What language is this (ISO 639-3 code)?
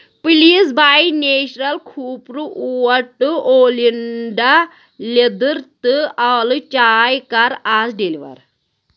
kas